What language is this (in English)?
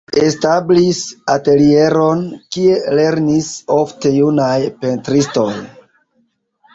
Esperanto